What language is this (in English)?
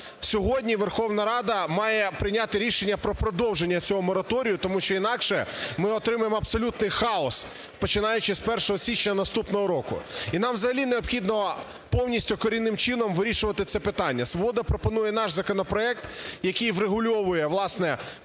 Ukrainian